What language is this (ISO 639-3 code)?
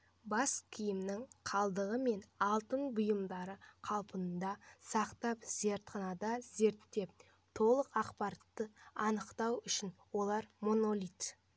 kaz